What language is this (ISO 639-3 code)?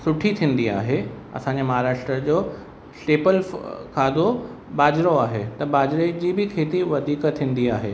snd